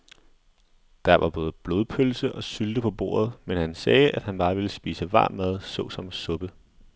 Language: Danish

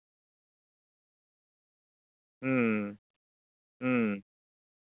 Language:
Santali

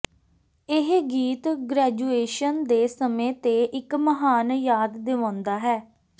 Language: Punjabi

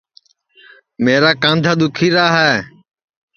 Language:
Sansi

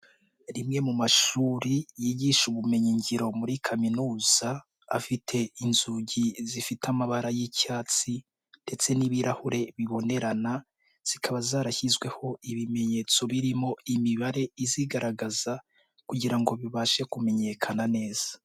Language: Kinyarwanda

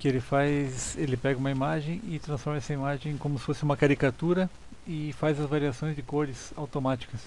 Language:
Portuguese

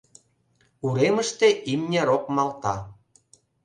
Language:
Mari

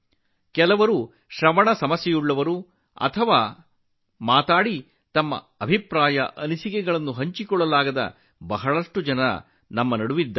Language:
Kannada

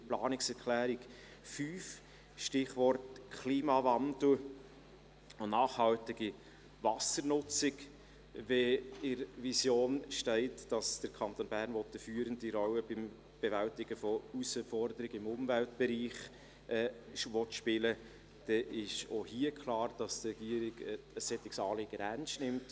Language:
Swiss German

